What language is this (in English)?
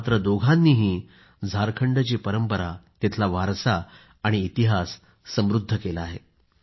Marathi